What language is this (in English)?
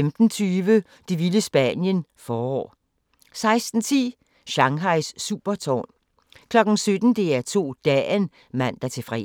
Danish